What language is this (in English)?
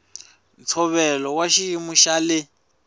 Tsonga